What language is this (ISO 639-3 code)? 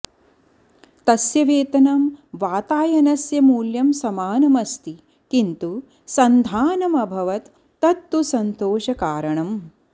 san